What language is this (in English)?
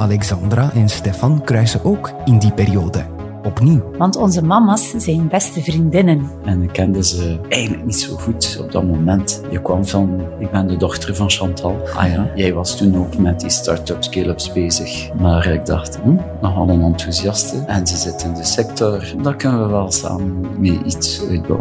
Dutch